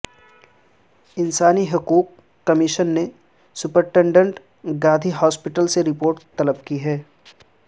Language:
Urdu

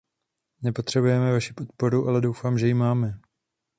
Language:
Czech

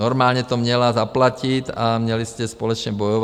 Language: Czech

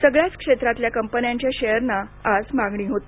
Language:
Marathi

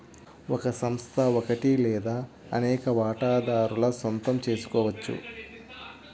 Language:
Telugu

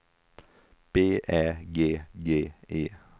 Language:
Swedish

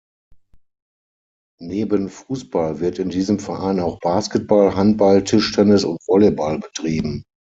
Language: German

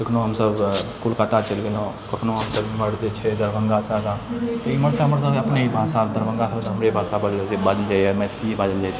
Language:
Maithili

